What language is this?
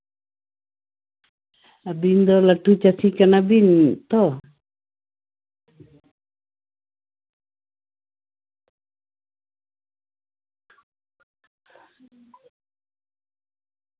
Santali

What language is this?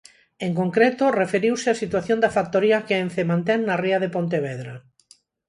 Galician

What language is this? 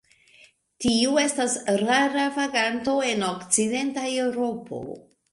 Esperanto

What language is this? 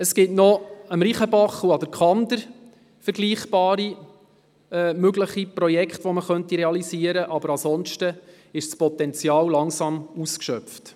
Swiss German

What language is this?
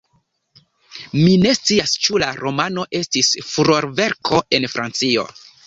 Esperanto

